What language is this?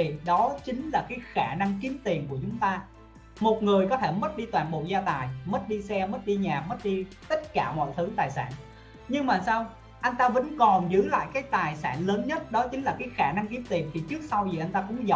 Vietnamese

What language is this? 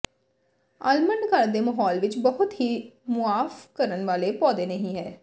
Punjabi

